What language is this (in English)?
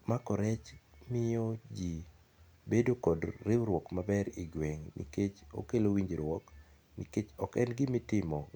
Luo (Kenya and Tanzania)